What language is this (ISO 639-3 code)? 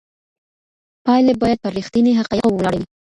pus